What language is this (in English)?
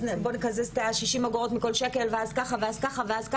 Hebrew